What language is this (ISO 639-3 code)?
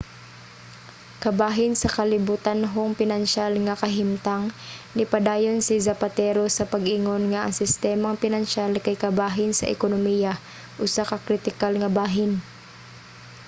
ceb